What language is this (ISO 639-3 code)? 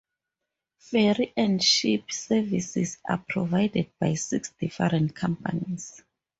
eng